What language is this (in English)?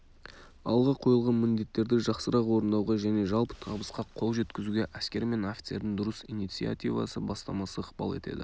Kazakh